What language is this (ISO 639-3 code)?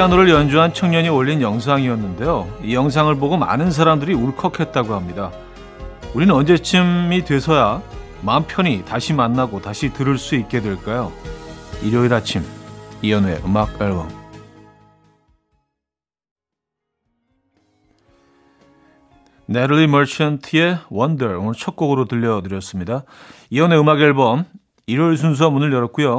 kor